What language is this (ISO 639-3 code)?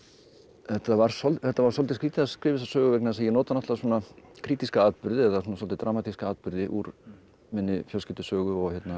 isl